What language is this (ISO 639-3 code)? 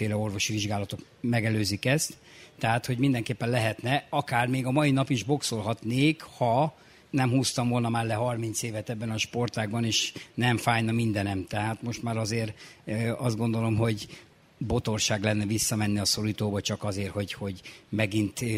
hun